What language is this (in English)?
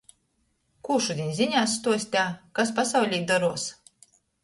Latgalian